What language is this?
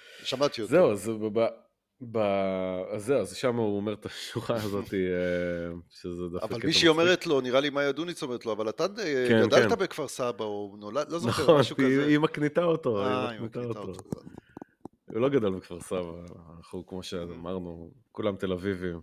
Hebrew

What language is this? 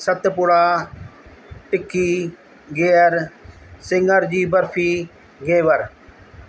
Sindhi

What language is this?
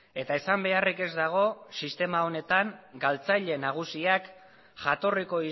Basque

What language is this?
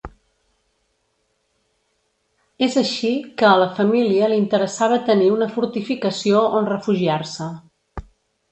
Catalan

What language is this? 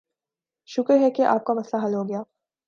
Urdu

